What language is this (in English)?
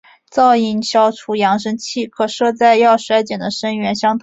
Chinese